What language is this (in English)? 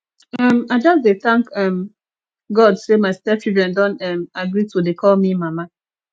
Nigerian Pidgin